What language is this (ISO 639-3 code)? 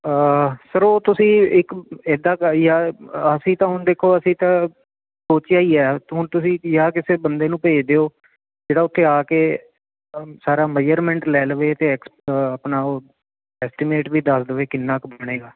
pan